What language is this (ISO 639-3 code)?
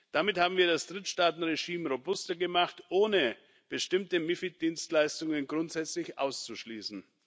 deu